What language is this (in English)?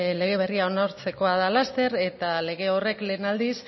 Basque